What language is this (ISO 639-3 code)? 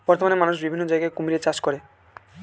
ben